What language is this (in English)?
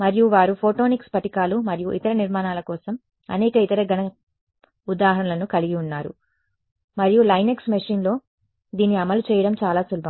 Telugu